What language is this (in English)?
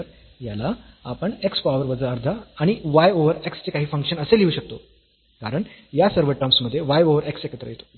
Marathi